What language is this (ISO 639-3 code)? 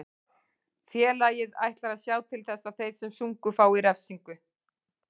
isl